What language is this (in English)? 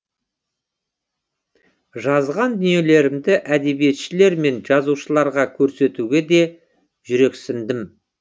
Kazakh